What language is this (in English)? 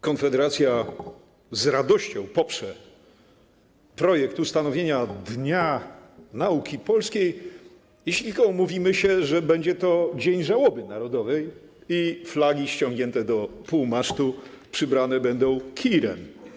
Polish